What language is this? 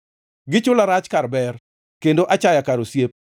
Luo (Kenya and Tanzania)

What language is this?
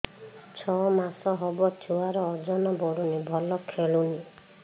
Odia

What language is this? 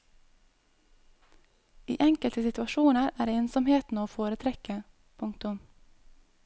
Norwegian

